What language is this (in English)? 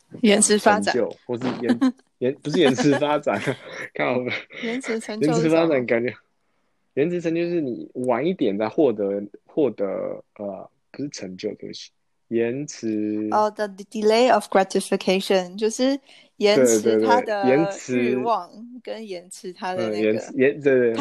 Chinese